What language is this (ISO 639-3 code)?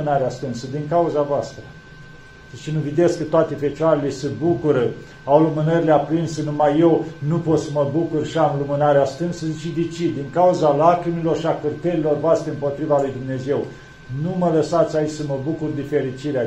ron